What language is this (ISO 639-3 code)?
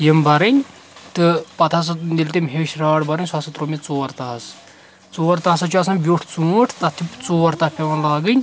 kas